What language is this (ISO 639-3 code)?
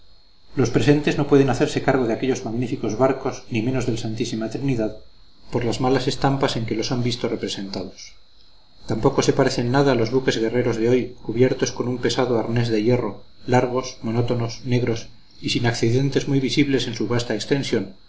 spa